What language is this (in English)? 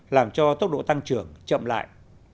Vietnamese